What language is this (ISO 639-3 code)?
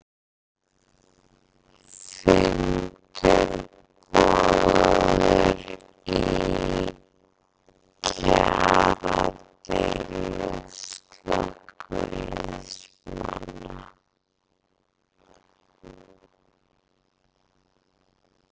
isl